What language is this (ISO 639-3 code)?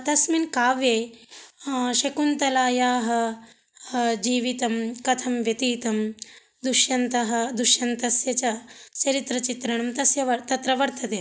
san